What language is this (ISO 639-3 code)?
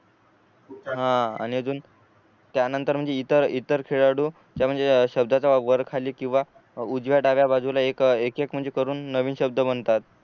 mar